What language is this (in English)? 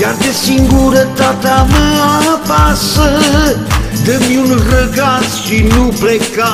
Romanian